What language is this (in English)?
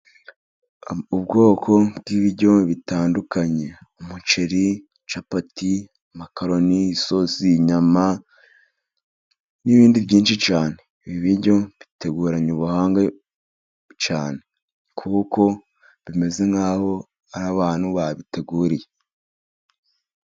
Kinyarwanda